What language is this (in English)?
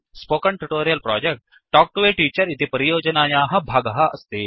Sanskrit